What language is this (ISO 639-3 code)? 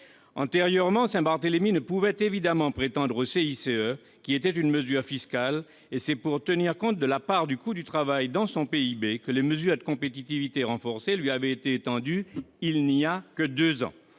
fra